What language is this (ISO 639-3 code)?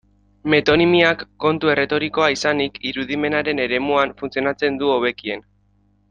eus